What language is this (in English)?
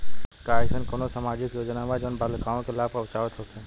Bhojpuri